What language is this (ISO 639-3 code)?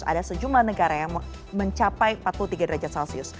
ind